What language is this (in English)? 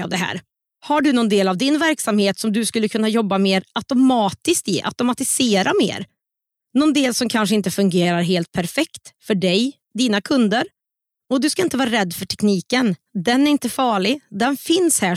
Swedish